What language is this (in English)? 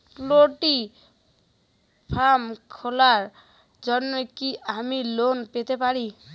Bangla